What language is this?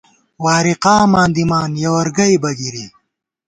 Gawar-Bati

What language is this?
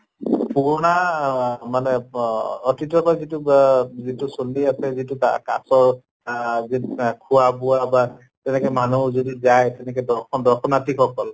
Assamese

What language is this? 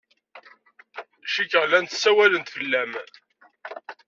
Kabyle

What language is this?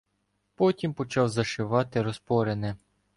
Ukrainian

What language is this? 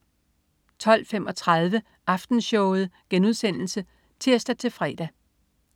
Danish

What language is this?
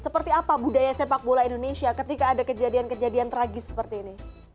Indonesian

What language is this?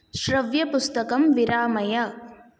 Sanskrit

